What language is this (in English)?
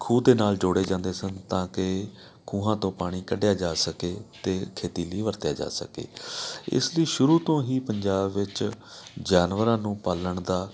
Punjabi